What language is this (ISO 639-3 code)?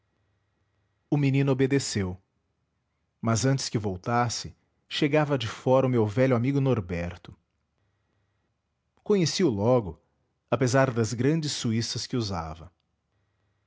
por